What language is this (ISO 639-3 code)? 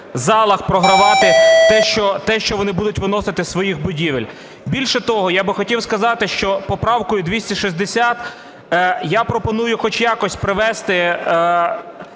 ukr